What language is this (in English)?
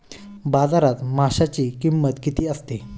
Marathi